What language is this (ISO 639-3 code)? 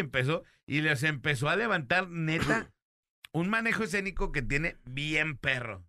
spa